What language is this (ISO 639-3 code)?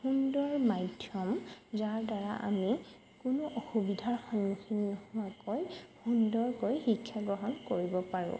asm